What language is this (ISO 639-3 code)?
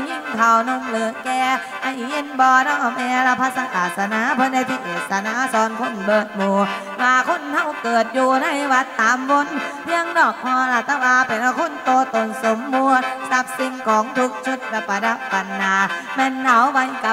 tha